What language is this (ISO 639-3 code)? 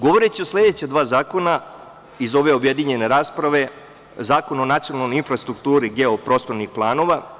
srp